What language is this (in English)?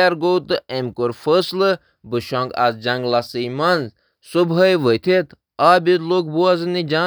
Kashmiri